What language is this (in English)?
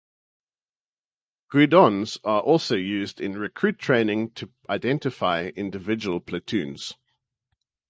English